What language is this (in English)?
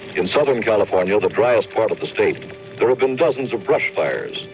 English